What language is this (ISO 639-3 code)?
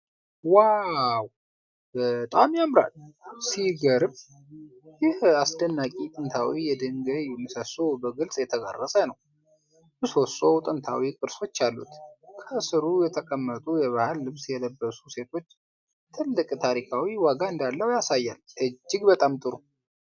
amh